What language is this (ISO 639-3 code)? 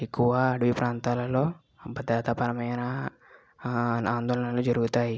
tel